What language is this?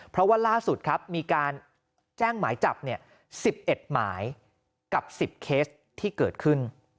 Thai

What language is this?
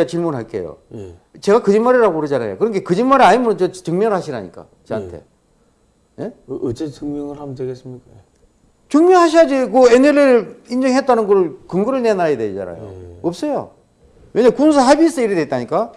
Korean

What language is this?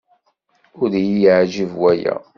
Kabyle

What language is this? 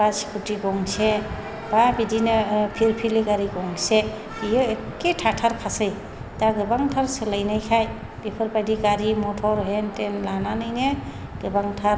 Bodo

